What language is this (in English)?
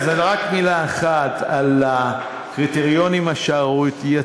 Hebrew